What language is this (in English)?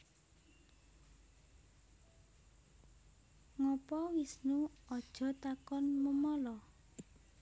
Javanese